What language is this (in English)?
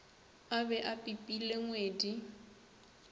Northern Sotho